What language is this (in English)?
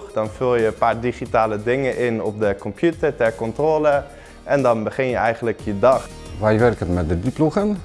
Dutch